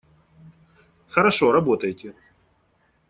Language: Russian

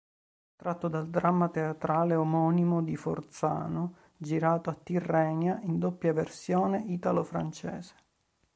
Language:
Italian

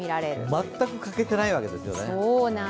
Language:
Japanese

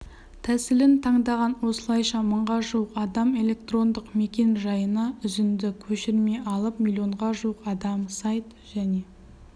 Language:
Kazakh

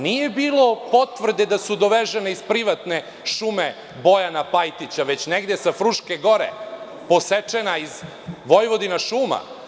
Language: Serbian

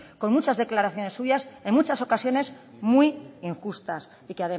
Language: Spanish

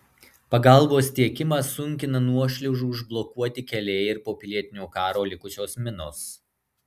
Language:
Lithuanian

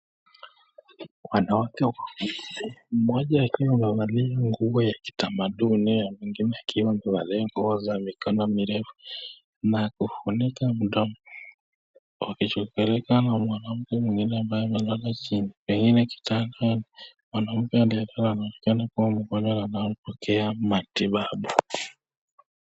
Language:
Swahili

